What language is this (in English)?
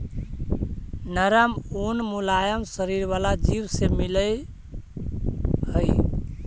Magahi